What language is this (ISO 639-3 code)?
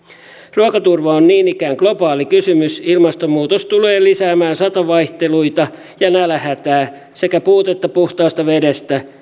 fin